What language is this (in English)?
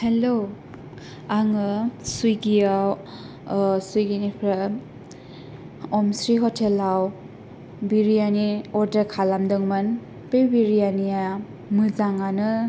Bodo